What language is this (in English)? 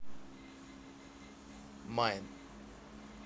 Russian